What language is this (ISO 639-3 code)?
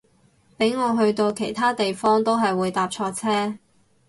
yue